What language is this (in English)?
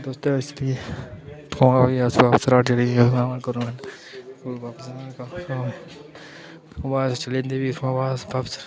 Dogri